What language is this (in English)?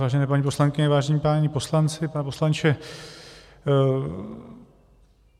Czech